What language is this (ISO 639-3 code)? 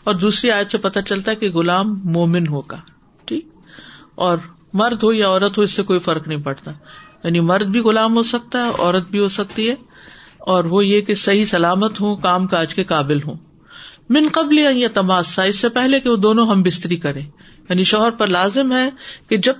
urd